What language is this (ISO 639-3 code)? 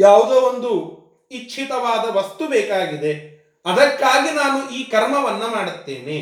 kan